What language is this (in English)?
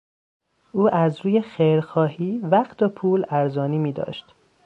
Persian